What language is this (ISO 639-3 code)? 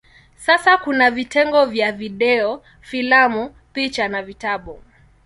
swa